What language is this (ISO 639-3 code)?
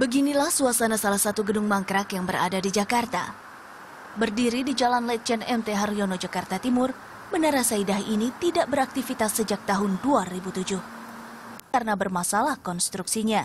ind